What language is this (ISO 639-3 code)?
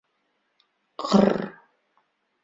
bak